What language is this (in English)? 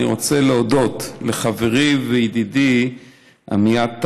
Hebrew